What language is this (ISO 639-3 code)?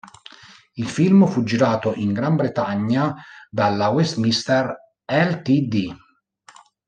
ita